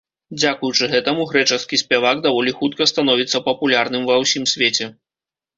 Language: Belarusian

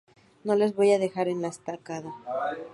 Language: Spanish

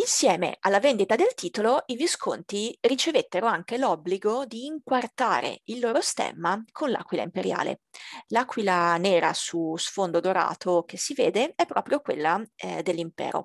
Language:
Italian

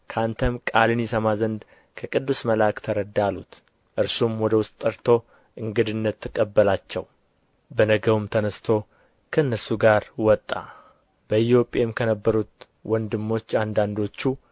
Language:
Amharic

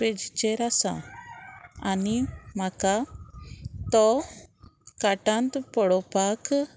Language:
Konkani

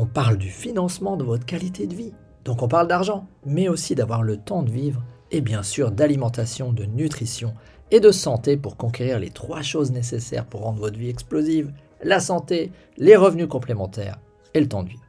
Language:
French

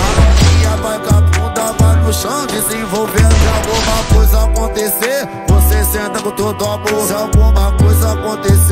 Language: Romanian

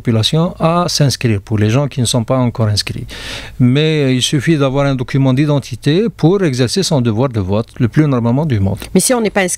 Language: French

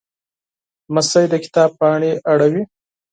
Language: Pashto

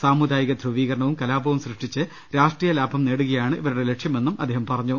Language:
Malayalam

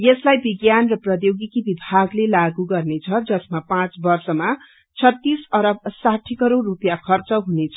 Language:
Nepali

